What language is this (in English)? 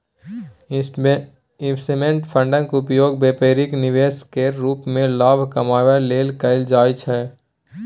Maithili